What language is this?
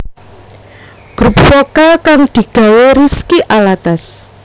Javanese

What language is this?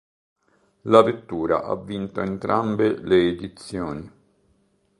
Italian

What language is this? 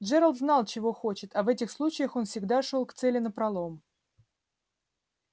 Russian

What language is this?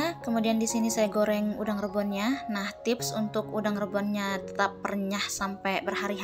Indonesian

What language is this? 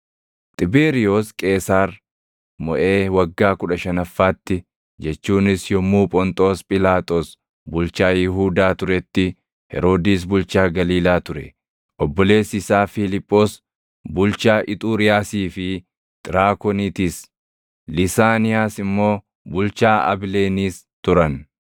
Oromo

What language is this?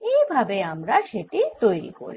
Bangla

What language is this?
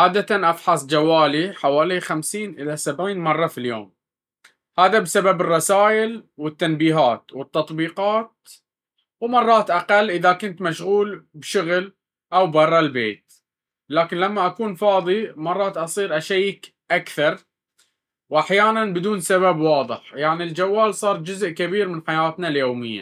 Baharna Arabic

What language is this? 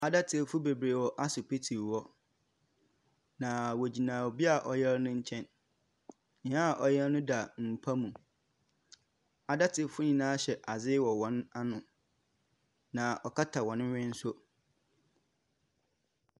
Akan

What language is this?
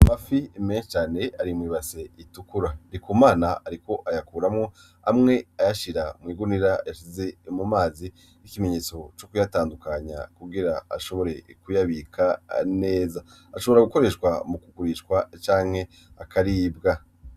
Rundi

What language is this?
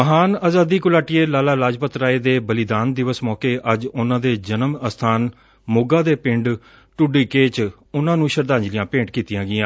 Punjabi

